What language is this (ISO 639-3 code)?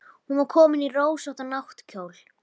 isl